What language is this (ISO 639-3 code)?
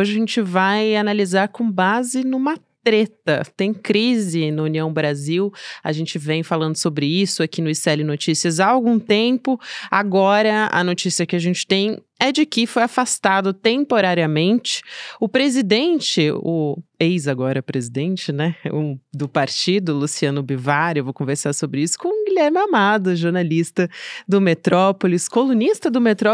por